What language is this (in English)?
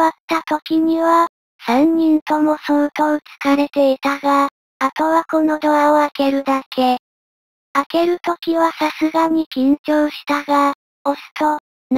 Japanese